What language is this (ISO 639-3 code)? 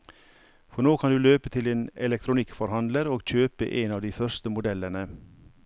nor